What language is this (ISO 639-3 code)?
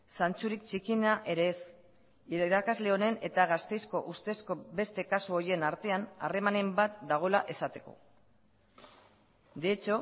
eus